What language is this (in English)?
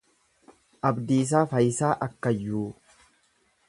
Oromo